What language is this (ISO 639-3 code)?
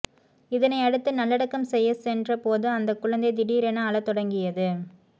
tam